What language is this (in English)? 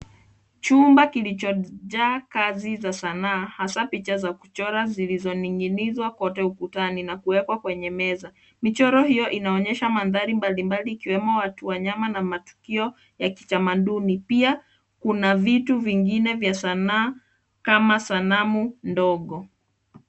Swahili